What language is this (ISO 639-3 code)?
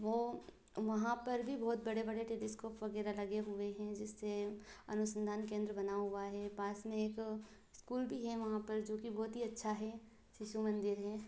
hin